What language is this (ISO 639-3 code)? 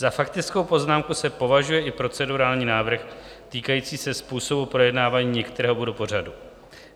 ces